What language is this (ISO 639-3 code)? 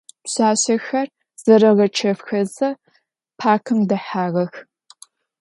ady